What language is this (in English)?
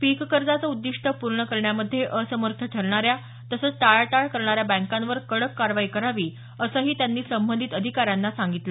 Marathi